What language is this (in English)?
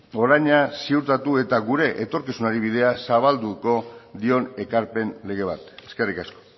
Basque